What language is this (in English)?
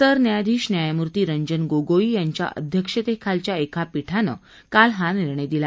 Marathi